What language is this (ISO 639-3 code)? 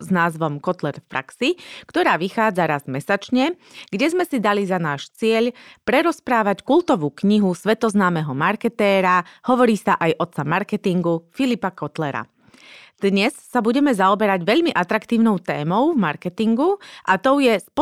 slk